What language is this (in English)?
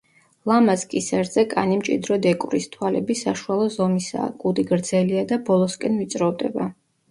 Georgian